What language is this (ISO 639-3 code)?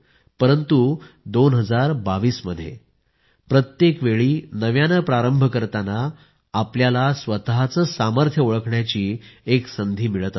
mar